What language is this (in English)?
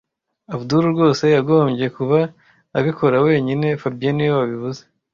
Kinyarwanda